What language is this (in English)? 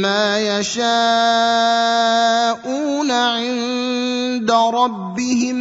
Arabic